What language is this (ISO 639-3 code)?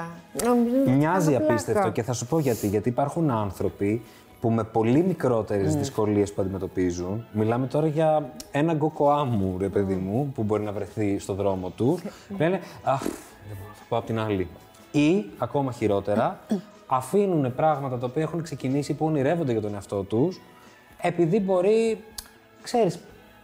ell